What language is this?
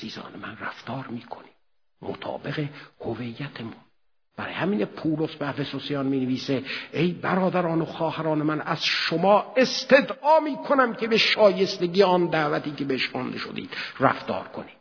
Persian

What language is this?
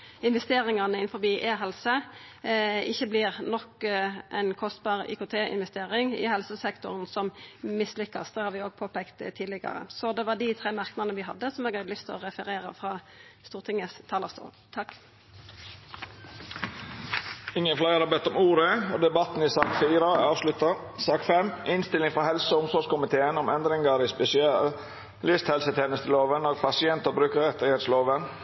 Norwegian Nynorsk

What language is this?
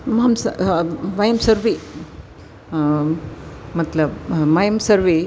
Sanskrit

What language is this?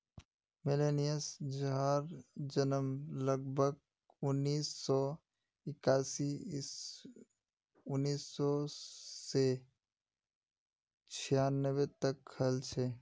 Magahi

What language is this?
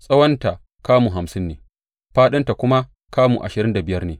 Hausa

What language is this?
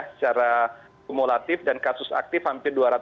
Indonesian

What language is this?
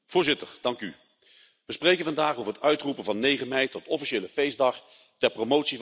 Dutch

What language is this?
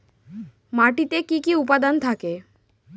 Bangla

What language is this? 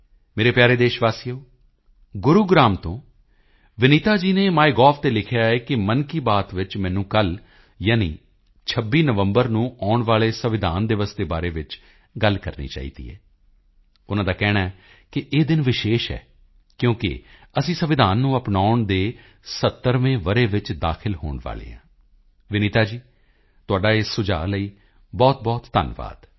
Punjabi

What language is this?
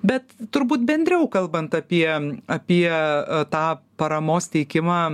Lithuanian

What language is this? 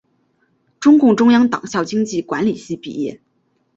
Chinese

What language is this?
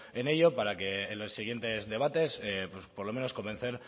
Spanish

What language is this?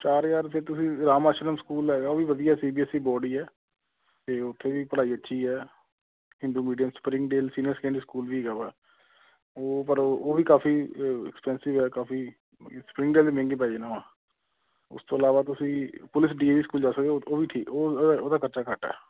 Punjabi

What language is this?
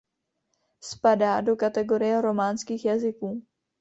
Czech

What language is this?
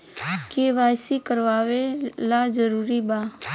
Bhojpuri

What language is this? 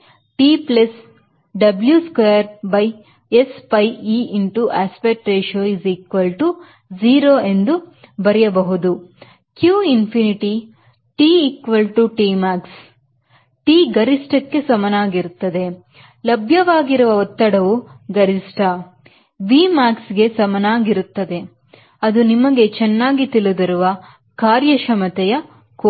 Kannada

